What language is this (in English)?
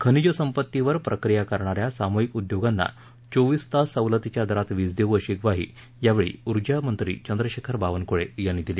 Marathi